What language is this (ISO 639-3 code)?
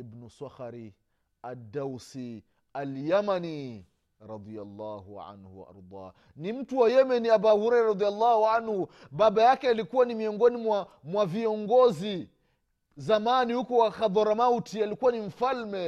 swa